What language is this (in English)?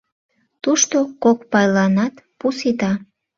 Mari